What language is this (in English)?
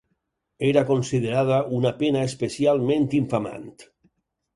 Catalan